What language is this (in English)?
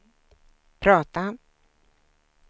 Swedish